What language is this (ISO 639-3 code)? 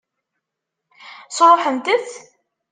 kab